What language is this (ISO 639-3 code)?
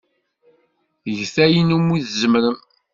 kab